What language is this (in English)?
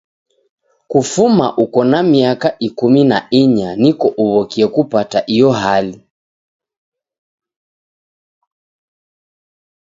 Taita